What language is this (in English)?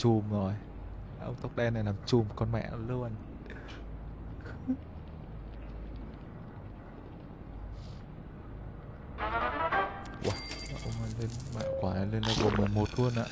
Vietnamese